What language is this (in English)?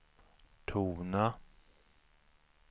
Swedish